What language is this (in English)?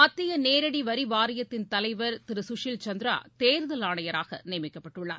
Tamil